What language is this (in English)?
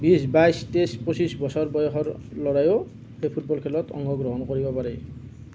Assamese